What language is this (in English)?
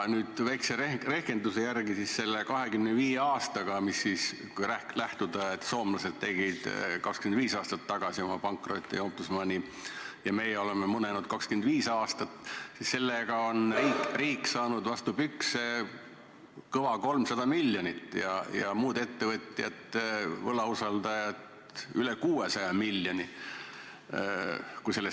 Estonian